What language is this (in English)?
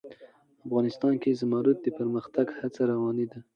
Pashto